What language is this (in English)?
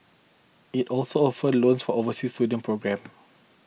English